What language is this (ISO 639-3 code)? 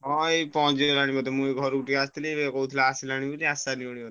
ori